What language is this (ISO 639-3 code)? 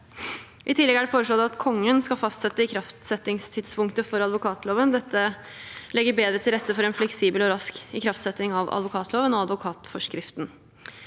nor